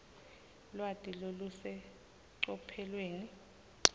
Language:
Swati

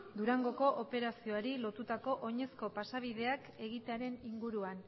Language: Basque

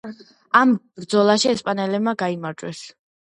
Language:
Georgian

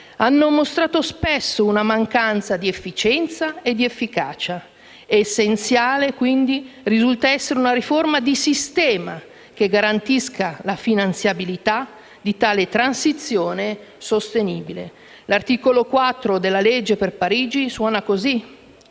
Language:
Italian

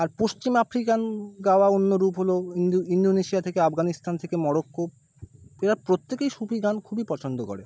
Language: Bangla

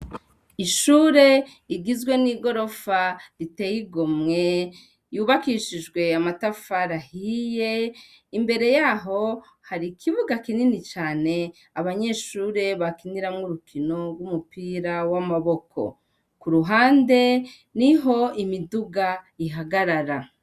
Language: Rundi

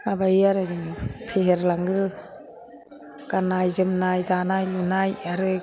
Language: Bodo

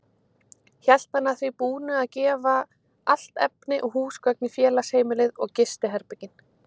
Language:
Icelandic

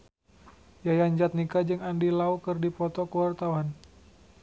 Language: Sundanese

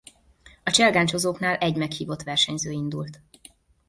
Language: Hungarian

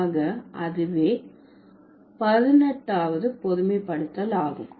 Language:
Tamil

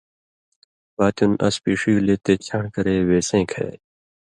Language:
Indus Kohistani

